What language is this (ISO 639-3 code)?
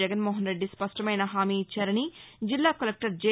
tel